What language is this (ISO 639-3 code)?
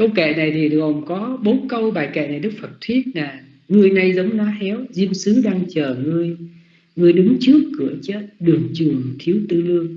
vie